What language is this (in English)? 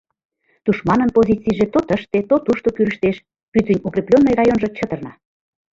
Mari